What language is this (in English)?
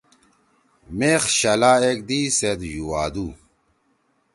Torwali